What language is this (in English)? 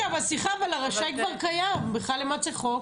Hebrew